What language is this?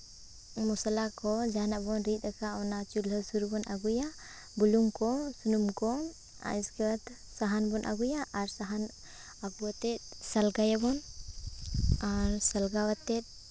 Santali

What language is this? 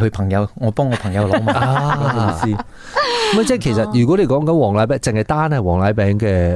Chinese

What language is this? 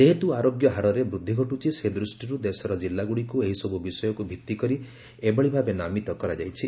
Odia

